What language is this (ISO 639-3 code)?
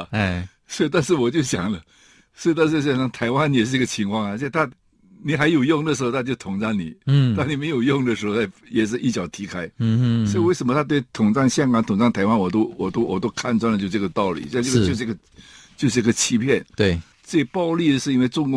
zho